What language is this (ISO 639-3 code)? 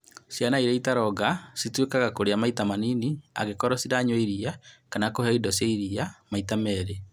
kik